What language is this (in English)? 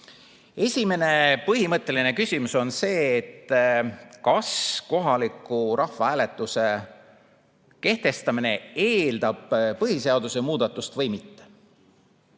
Estonian